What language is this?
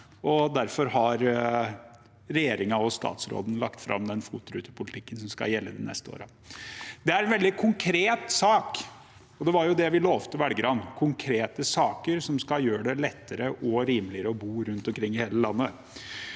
Norwegian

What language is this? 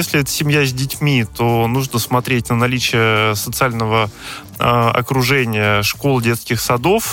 Russian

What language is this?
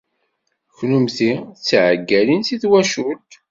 Kabyle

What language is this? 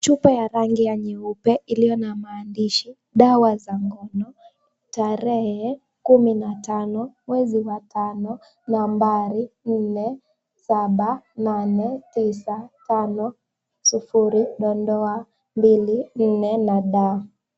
Swahili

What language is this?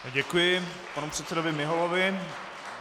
Czech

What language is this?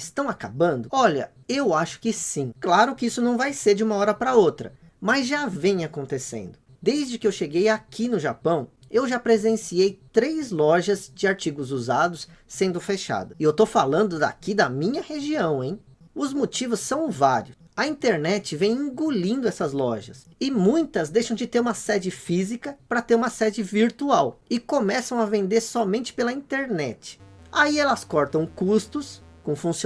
Portuguese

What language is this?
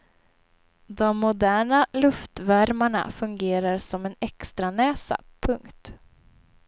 Swedish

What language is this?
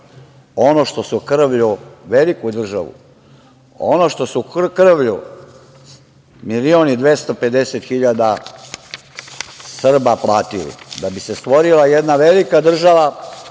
Serbian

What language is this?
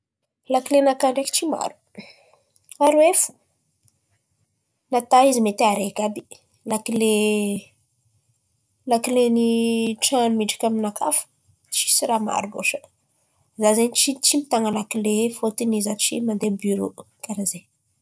Antankarana Malagasy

